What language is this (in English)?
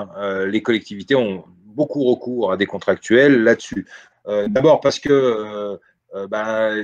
French